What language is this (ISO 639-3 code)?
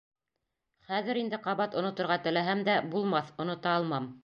bak